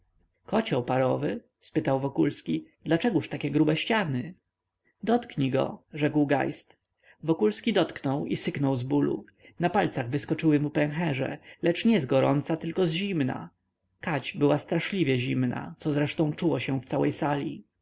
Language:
Polish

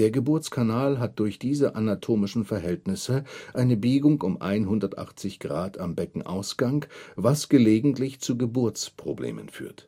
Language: German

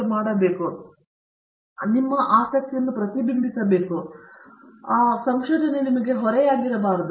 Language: Kannada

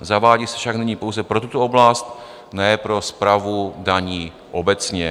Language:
Czech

